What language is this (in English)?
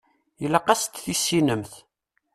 Kabyle